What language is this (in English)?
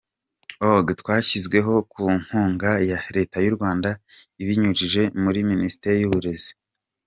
Kinyarwanda